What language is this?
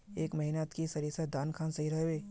Magahi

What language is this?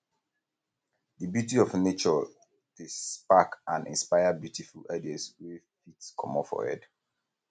Nigerian Pidgin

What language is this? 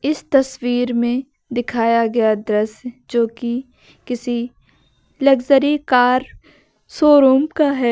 Hindi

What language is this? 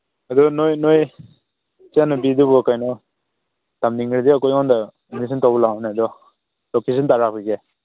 Manipuri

